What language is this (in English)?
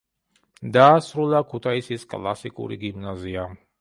Georgian